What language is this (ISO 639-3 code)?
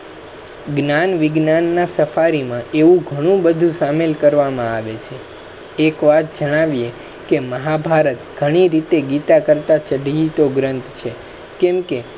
guj